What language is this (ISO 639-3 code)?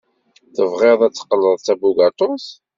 kab